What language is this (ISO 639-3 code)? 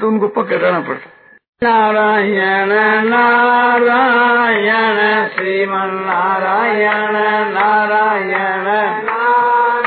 hin